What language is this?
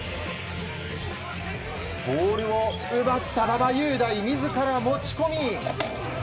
Japanese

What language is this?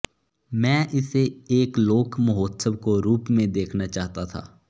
Sanskrit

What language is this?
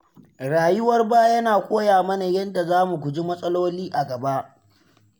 Hausa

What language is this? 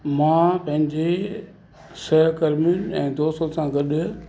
Sindhi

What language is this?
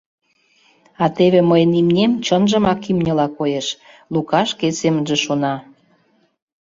Mari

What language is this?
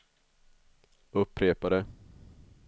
Swedish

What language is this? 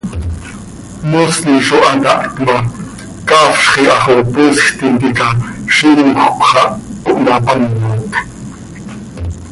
Seri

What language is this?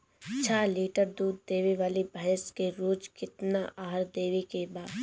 Bhojpuri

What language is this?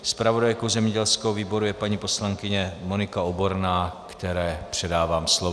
Czech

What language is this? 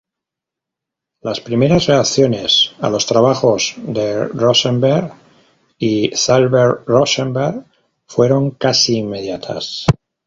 Spanish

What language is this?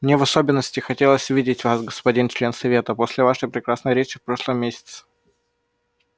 Russian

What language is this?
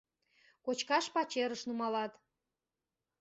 Mari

